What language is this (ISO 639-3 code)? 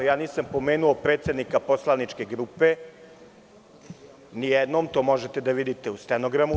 srp